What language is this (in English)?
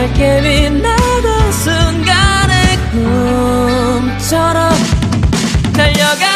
Korean